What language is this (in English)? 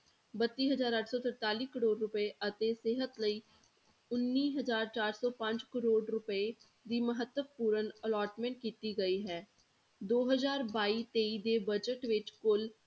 Punjabi